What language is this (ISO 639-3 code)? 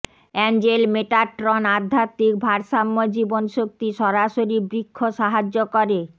ben